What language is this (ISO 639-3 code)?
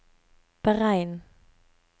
nor